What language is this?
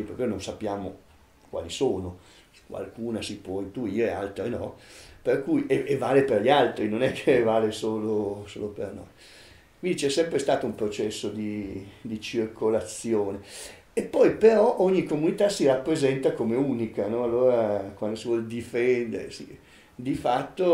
Italian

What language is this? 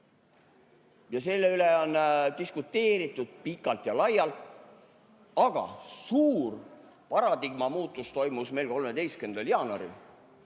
Estonian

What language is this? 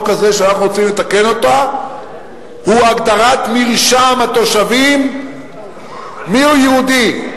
Hebrew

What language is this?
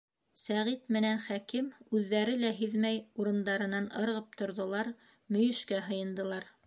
Bashkir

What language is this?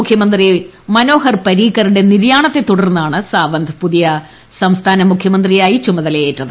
Malayalam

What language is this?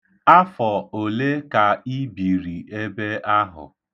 Igbo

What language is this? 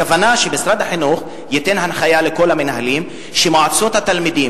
Hebrew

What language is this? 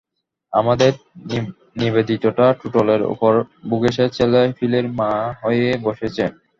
Bangla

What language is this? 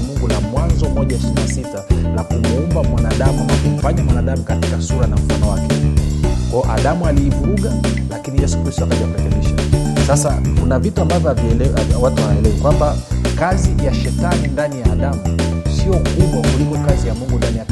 Swahili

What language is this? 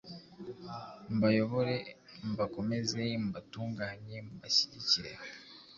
Kinyarwanda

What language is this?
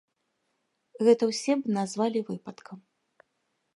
Belarusian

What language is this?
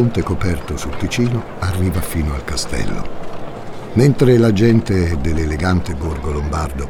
Italian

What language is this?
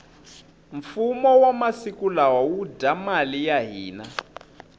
Tsonga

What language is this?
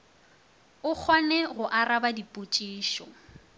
Northern Sotho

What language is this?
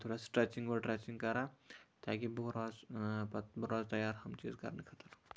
Kashmiri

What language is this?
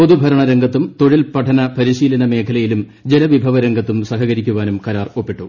Malayalam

